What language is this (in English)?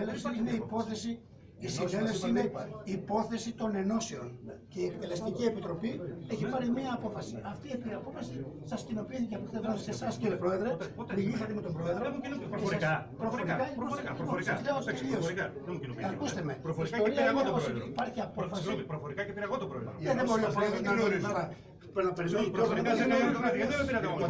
Greek